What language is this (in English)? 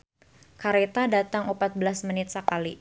Sundanese